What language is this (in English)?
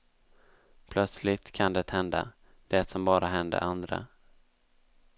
Swedish